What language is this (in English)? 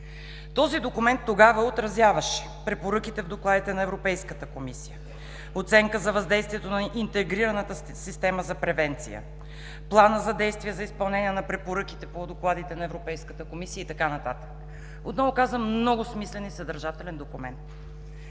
Bulgarian